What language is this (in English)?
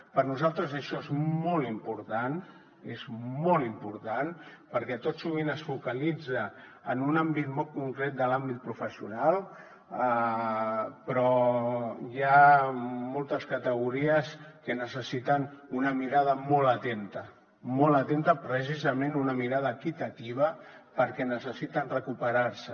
Catalan